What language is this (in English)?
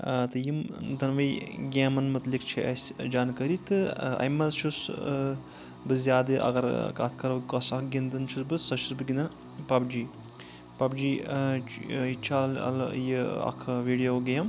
Kashmiri